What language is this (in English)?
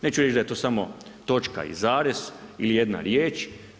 Croatian